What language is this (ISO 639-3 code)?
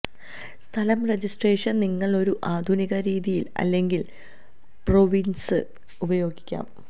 mal